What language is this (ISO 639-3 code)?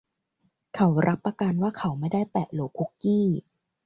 tha